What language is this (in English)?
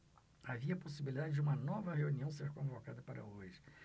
Portuguese